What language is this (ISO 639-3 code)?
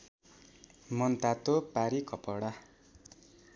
nep